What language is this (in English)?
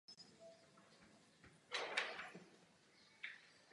Czech